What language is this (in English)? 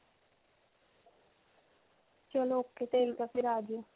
Punjabi